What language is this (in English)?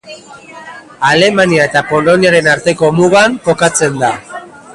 Basque